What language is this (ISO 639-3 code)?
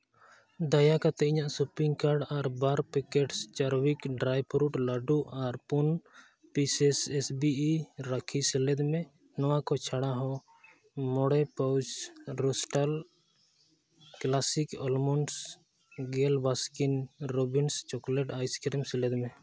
sat